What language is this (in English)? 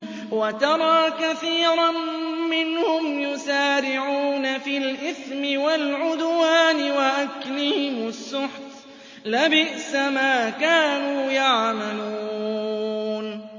Arabic